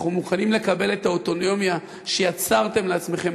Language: Hebrew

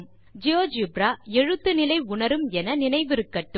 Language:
Tamil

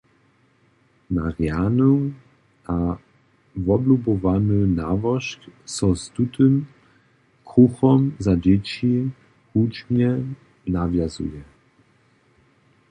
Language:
Upper Sorbian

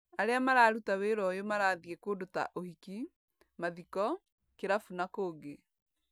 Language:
Kikuyu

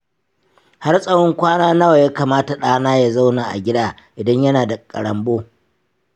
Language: Hausa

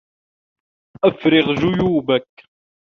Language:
Arabic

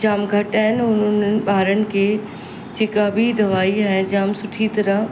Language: Sindhi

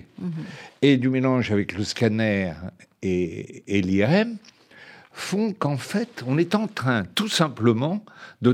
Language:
French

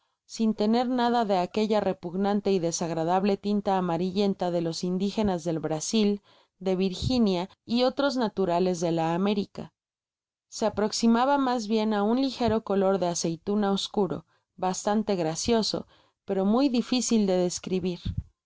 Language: Spanish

